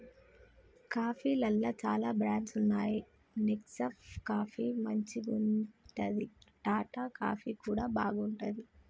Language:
Telugu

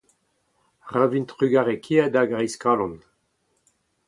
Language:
Breton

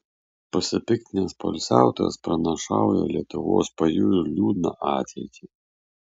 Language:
Lithuanian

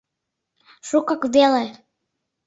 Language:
Mari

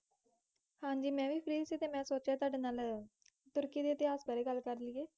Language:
Punjabi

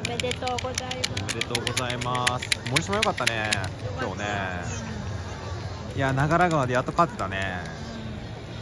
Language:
Japanese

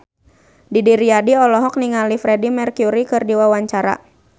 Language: Sundanese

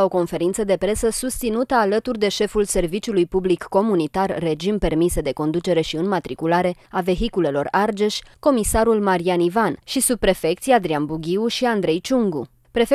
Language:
Romanian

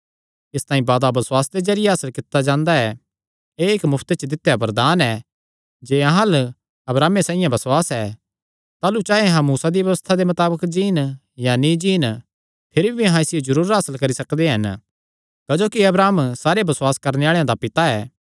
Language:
Kangri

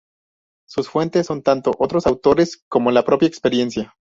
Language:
Spanish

